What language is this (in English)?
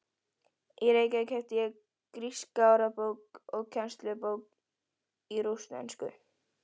Icelandic